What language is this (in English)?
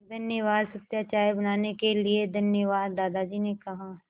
Hindi